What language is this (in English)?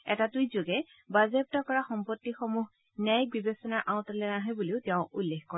Assamese